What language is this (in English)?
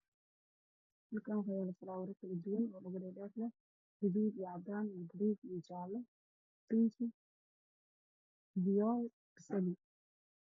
Somali